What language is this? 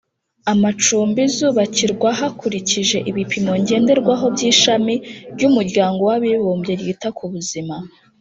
Kinyarwanda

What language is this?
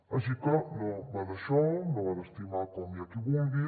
Catalan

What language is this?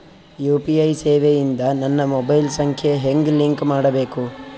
Kannada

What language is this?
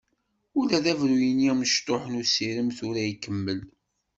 Kabyle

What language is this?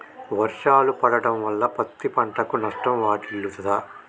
Telugu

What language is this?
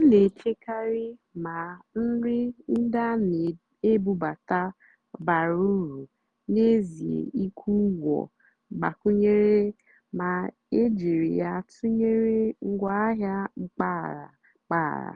Igbo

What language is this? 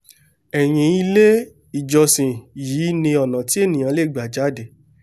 Yoruba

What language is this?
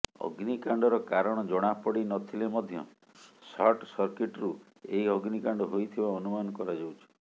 Odia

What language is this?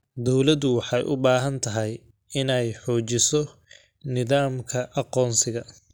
Somali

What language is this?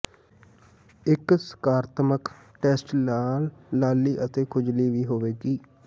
Punjabi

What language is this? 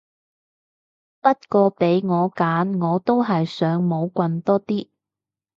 Cantonese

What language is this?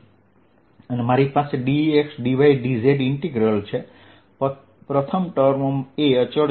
Gujarati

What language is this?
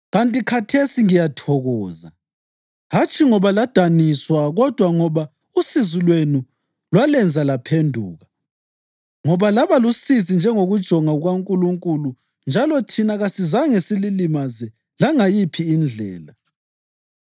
North Ndebele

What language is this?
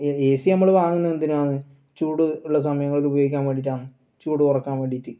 Malayalam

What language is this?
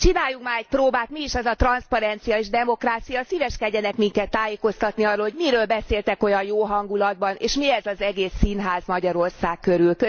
Hungarian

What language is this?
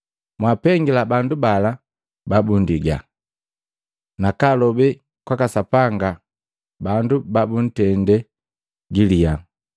Matengo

